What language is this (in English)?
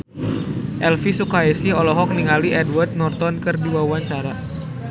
Sundanese